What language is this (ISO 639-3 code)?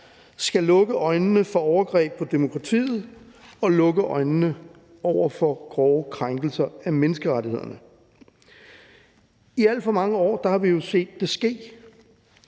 dan